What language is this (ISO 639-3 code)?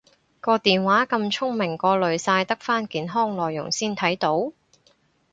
yue